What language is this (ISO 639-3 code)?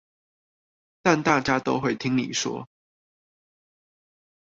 zho